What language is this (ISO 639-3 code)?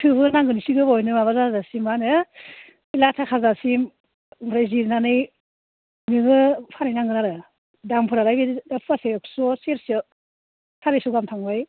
brx